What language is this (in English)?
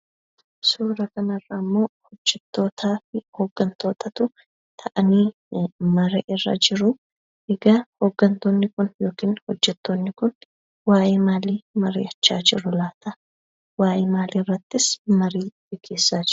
Oromo